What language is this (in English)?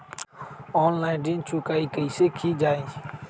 Magahi